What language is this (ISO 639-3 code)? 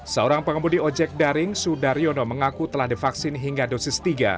ind